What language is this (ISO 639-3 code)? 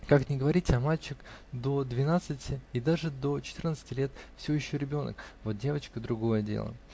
rus